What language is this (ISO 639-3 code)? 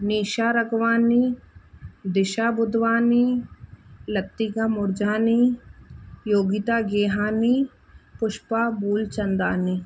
snd